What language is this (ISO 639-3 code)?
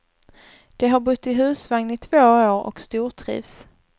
swe